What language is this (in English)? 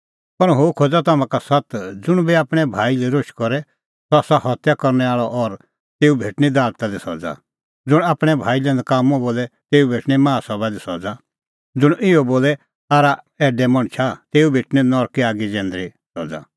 Kullu Pahari